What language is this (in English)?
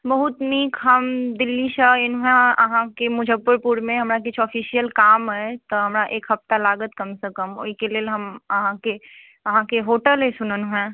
Maithili